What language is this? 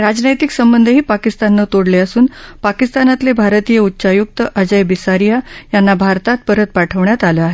Marathi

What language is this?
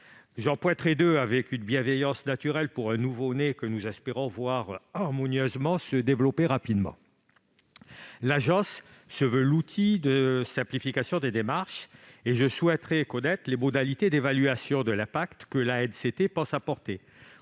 French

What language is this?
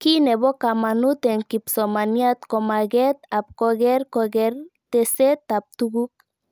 Kalenjin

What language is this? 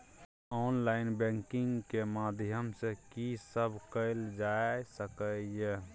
Maithili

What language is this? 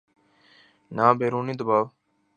Urdu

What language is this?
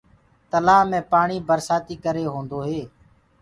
Gurgula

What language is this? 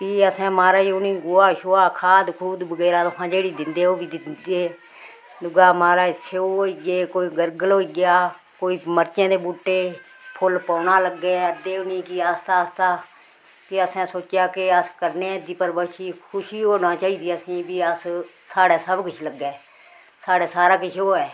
Dogri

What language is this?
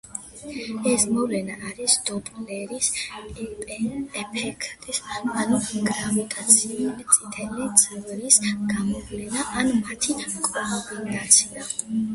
Georgian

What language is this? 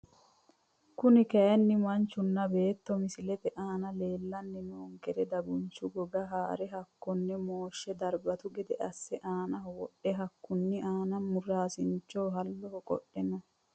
Sidamo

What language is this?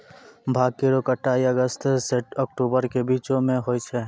Maithili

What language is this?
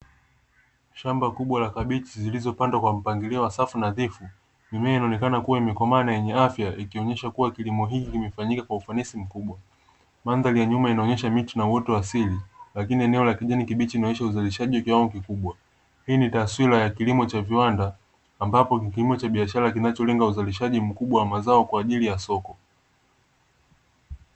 Swahili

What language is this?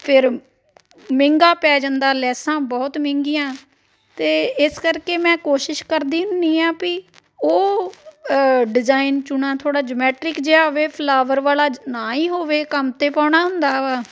Punjabi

